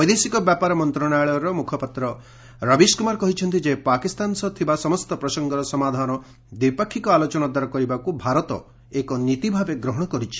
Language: Odia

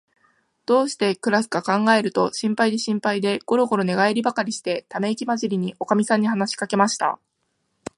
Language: Japanese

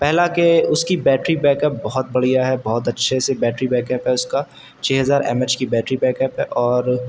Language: Urdu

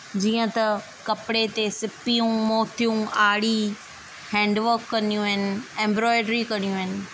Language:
Sindhi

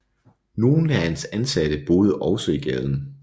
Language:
Danish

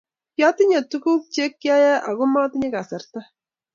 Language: Kalenjin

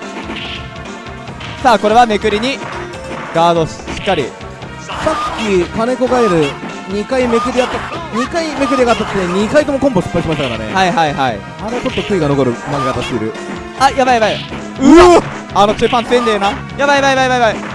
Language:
Japanese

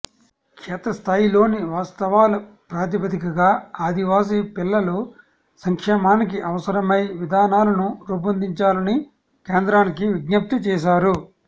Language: Telugu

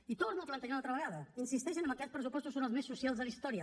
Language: Catalan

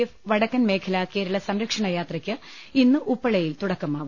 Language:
Malayalam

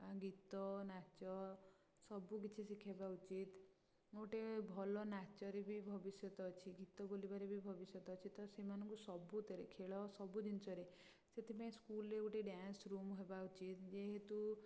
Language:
Odia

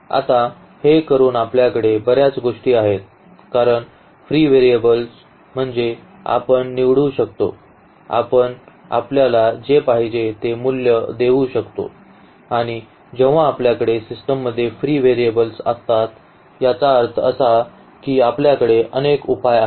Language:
Marathi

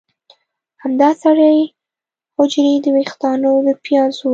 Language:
Pashto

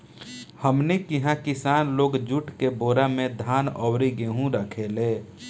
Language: Bhojpuri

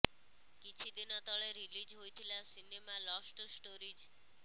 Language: Odia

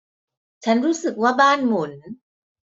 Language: Thai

